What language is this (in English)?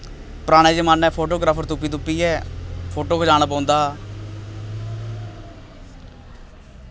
Dogri